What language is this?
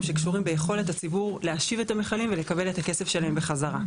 Hebrew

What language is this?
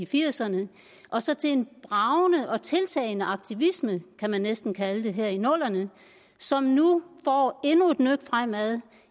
Danish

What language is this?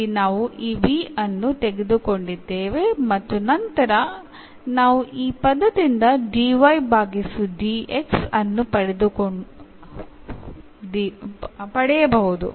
Kannada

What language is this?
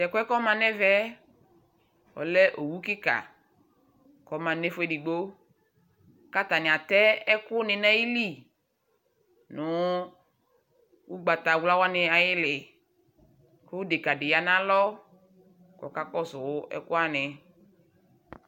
Ikposo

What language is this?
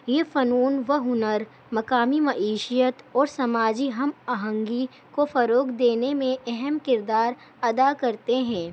Urdu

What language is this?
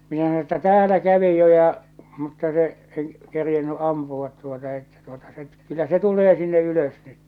Finnish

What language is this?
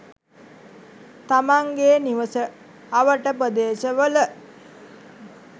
Sinhala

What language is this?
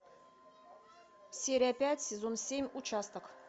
Russian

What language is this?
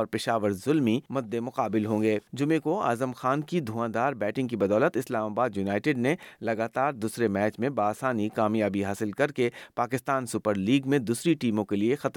Urdu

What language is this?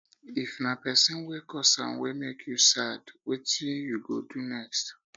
Nigerian Pidgin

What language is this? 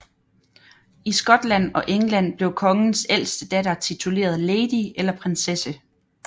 Danish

